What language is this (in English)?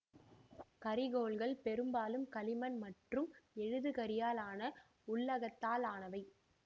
Tamil